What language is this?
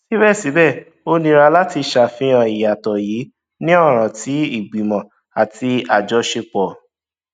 Yoruba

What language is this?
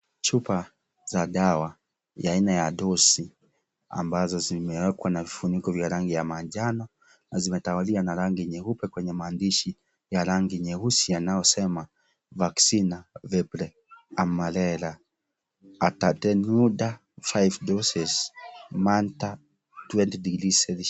Swahili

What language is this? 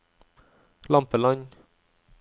Norwegian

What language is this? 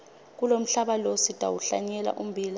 Swati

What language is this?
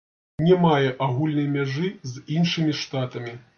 Belarusian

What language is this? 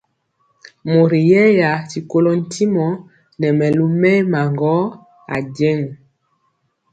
Mpiemo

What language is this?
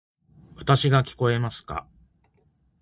Japanese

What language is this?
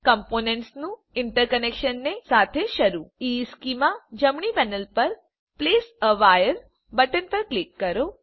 Gujarati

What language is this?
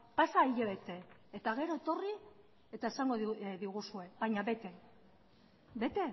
Basque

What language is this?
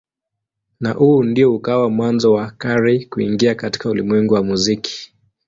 Swahili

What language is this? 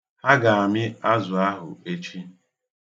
Igbo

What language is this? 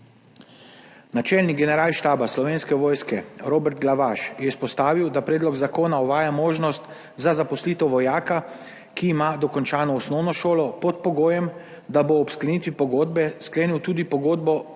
Slovenian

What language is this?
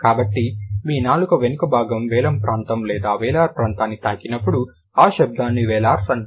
Telugu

